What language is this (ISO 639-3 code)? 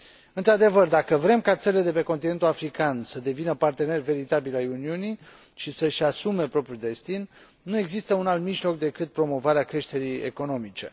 ron